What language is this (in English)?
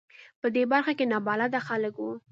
Pashto